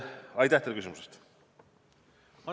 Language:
Estonian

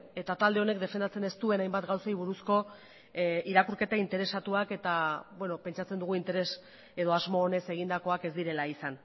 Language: Basque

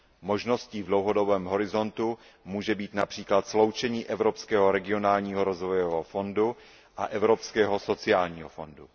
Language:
Czech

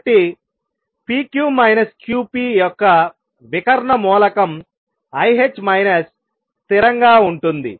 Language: Telugu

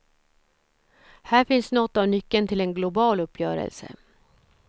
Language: Swedish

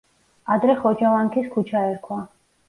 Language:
Georgian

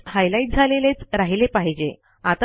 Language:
Marathi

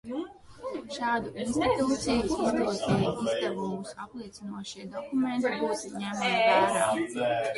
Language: Latvian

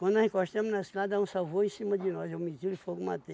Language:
Portuguese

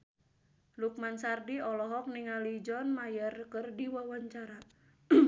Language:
Sundanese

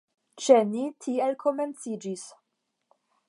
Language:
Esperanto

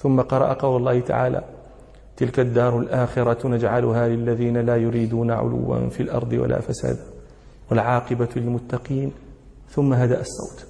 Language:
Arabic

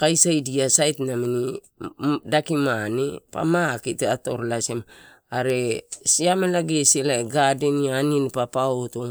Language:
Torau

